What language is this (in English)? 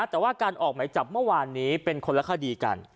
Thai